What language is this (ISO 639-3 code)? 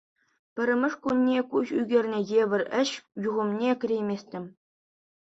chv